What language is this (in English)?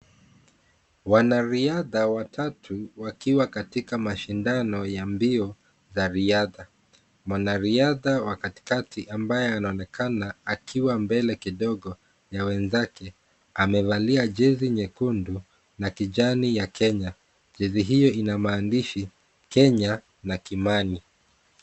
Swahili